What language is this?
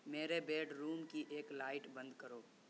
Urdu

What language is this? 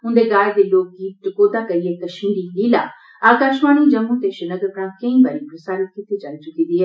Dogri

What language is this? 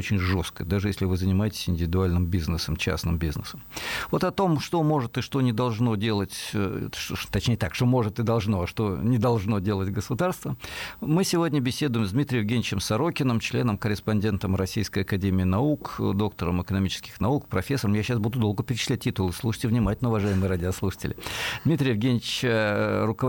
Russian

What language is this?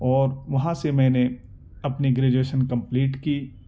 Urdu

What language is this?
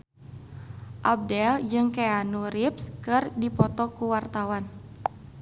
Sundanese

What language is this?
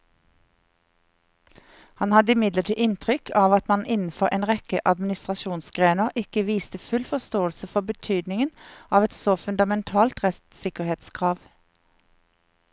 Norwegian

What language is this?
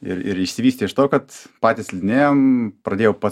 Lithuanian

